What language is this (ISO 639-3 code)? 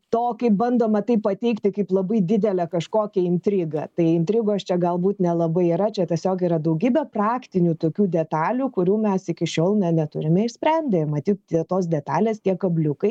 lit